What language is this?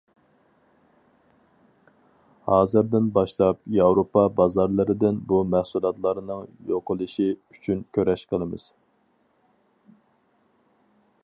Uyghur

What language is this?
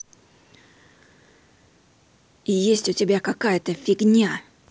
Russian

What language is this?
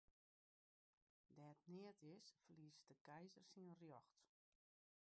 Western Frisian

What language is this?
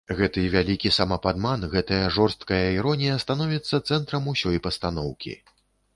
Belarusian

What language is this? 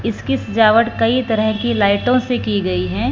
Hindi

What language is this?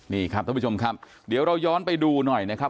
Thai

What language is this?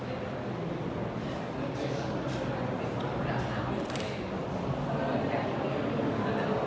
Thai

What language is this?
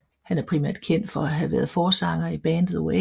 Danish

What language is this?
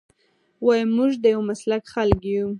Pashto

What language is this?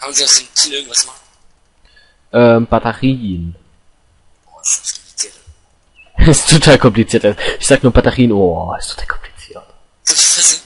German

